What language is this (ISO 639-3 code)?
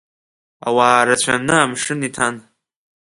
abk